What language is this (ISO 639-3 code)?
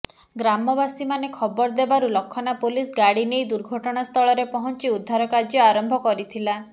ori